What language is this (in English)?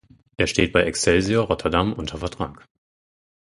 German